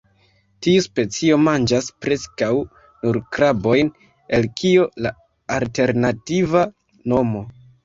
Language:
Esperanto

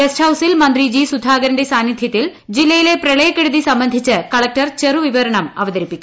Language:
Malayalam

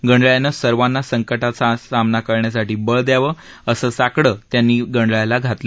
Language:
Marathi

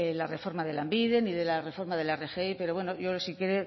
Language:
Spanish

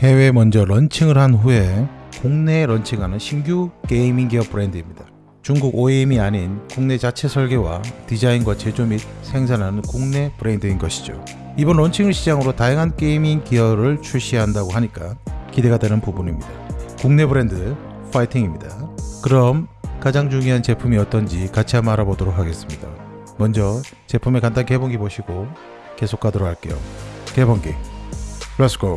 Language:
Korean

